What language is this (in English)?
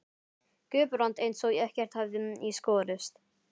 Icelandic